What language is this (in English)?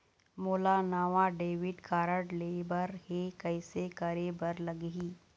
Chhattisgarhi